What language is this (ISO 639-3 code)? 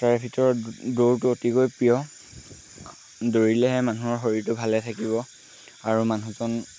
asm